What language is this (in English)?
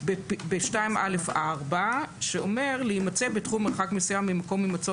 Hebrew